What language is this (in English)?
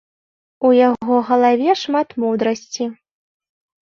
Belarusian